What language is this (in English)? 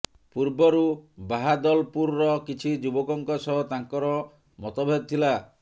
Odia